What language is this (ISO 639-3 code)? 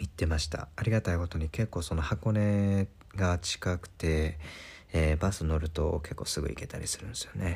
jpn